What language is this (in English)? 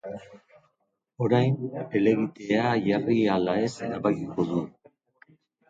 Basque